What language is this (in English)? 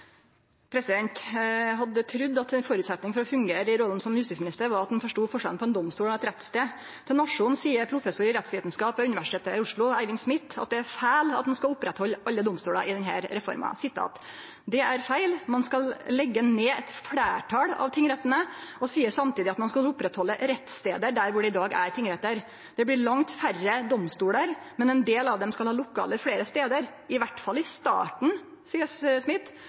Norwegian Nynorsk